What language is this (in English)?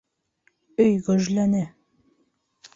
Bashkir